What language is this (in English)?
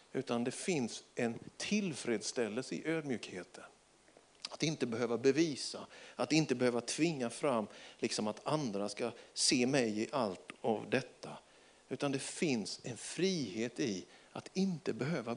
Swedish